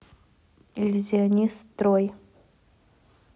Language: Russian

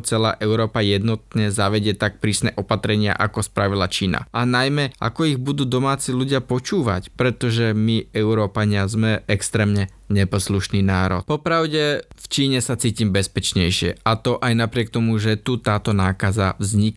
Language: Slovak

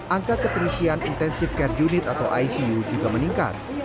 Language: Indonesian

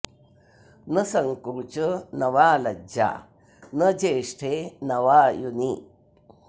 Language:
Sanskrit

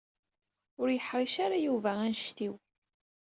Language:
Kabyle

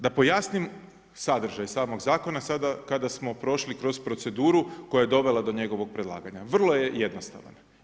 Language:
Croatian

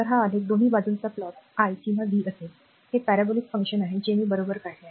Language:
Marathi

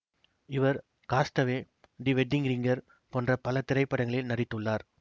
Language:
Tamil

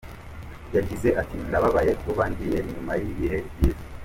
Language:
Kinyarwanda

